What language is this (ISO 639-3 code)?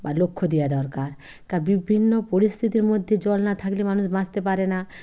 ben